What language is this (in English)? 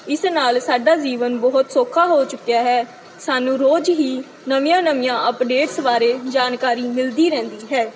Punjabi